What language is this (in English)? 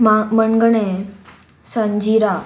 Konkani